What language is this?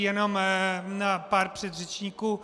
Czech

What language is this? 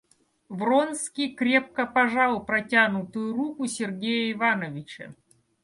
Russian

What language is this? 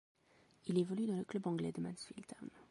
French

